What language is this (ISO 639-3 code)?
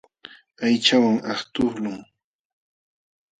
qxw